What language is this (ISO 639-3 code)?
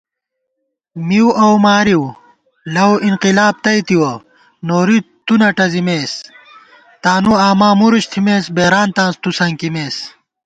gwt